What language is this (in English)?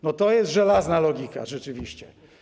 Polish